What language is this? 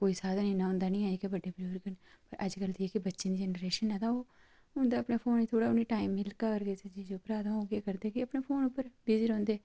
Dogri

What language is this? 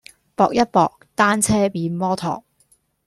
Cantonese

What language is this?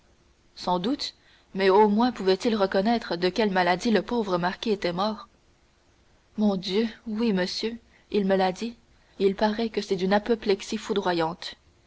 French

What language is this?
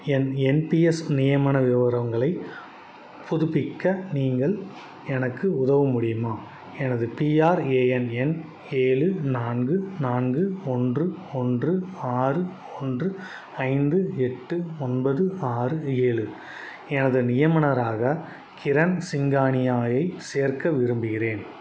Tamil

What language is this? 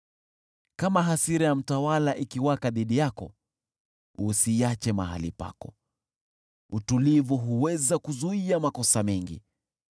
Swahili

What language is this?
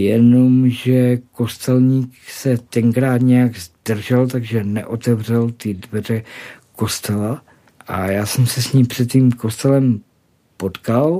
Czech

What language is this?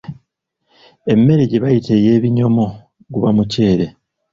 Ganda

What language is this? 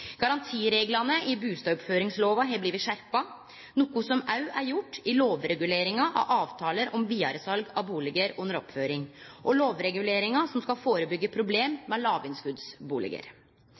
Norwegian Nynorsk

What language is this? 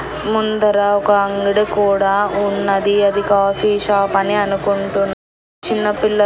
Telugu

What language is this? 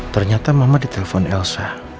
Indonesian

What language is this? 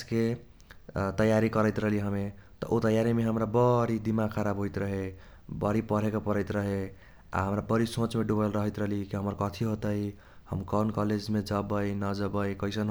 Kochila Tharu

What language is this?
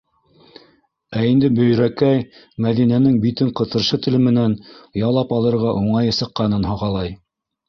Bashkir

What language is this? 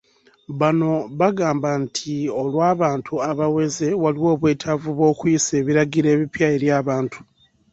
Ganda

